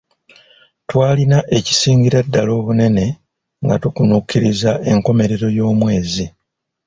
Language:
Ganda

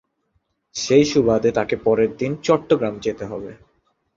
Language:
Bangla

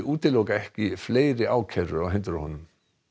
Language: Icelandic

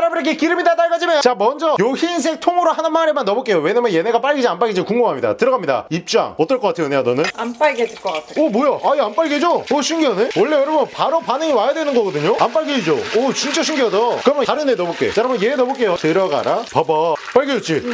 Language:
Korean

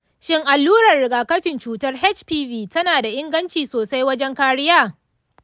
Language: Hausa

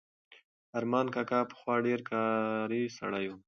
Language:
Pashto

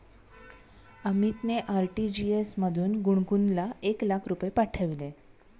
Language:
Marathi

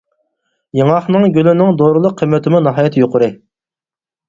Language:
Uyghur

